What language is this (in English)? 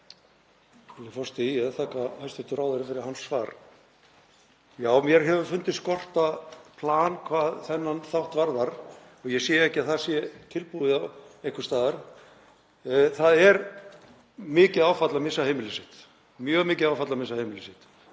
Icelandic